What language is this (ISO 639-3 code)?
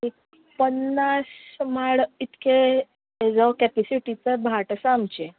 kok